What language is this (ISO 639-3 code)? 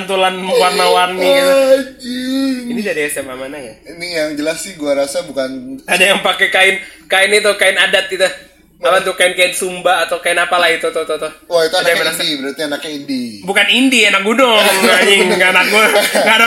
ind